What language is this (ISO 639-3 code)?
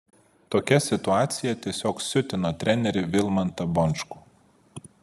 lit